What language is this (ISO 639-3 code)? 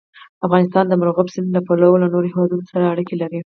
pus